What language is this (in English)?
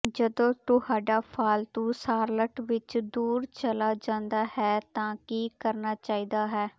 Punjabi